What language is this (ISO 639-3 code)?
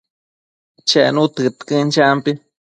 mcf